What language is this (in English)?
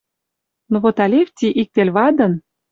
Western Mari